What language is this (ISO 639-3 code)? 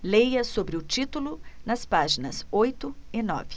por